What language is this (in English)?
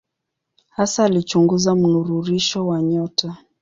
Swahili